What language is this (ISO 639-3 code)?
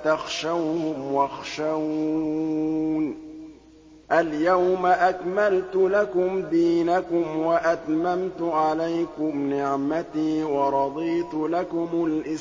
ara